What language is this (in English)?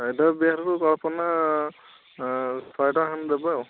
Odia